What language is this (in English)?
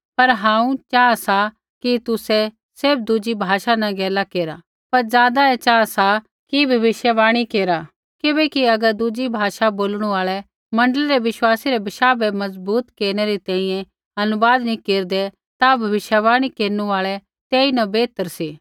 Kullu Pahari